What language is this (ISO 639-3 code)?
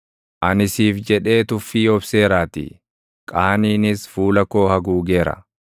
orm